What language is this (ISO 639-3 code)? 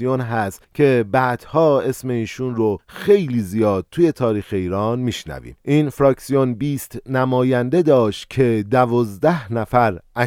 fas